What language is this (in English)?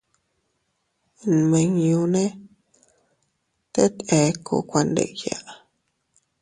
Teutila Cuicatec